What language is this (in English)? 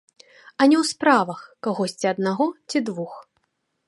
Belarusian